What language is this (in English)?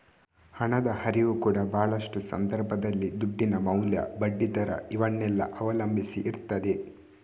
Kannada